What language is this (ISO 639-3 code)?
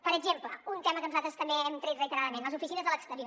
cat